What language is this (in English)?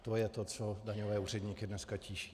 Czech